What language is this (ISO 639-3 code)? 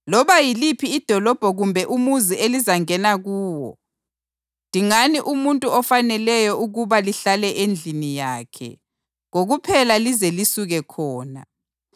nde